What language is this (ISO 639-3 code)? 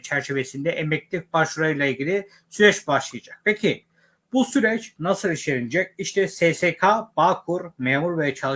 tur